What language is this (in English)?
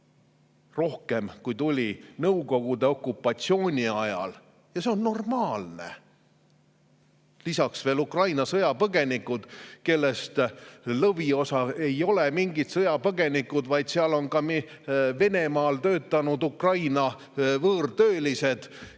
Estonian